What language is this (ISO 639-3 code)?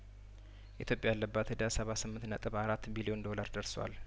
amh